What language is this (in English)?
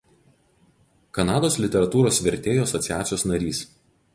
Lithuanian